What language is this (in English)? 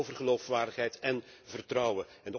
Dutch